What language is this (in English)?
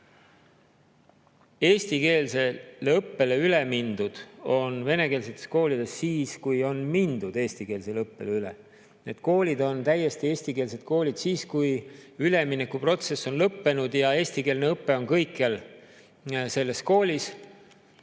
Estonian